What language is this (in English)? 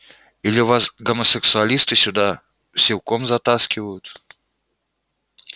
Russian